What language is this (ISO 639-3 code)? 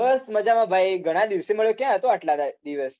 guj